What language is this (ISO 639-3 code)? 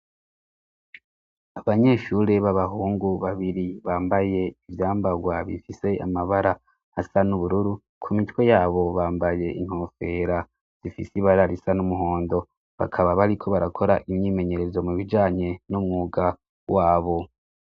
run